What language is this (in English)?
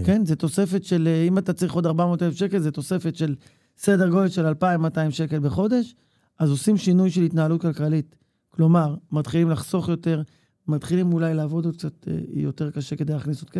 Hebrew